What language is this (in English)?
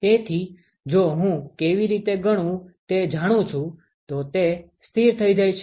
Gujarati